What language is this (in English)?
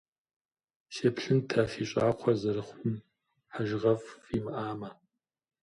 Kabardian